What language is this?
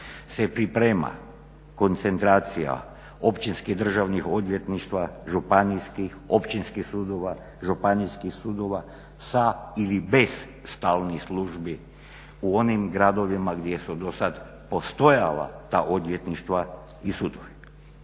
Croatian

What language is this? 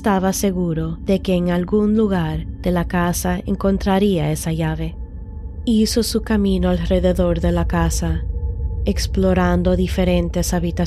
Spanish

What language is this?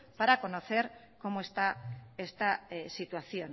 Spanish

